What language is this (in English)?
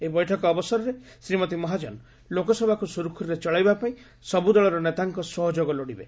Odia